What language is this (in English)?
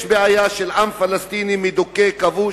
Hebrew